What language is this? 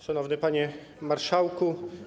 Polish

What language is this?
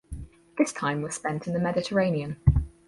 English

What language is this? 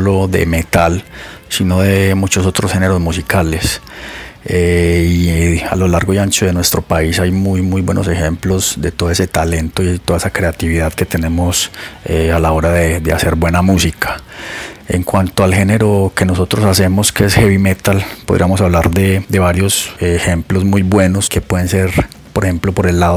Spanish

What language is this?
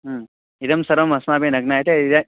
Sanskrit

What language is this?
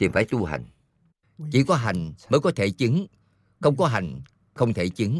Vietnamese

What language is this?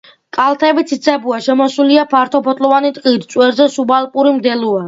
Georgian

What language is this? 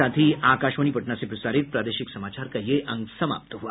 Hindi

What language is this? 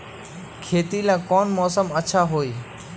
Magahi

